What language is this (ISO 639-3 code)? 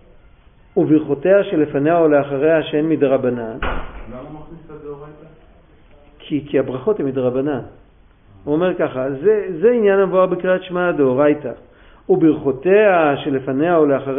heb